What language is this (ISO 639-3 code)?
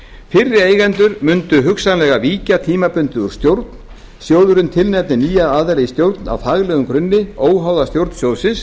isl